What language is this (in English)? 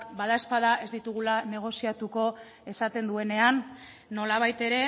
Basque